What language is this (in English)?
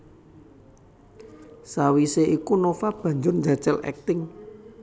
Javanese